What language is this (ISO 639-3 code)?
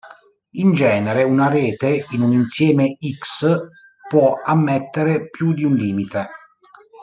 ita